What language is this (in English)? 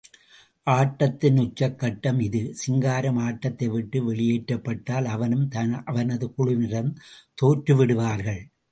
Tamil